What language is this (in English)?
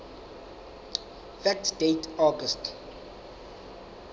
Southern Sotho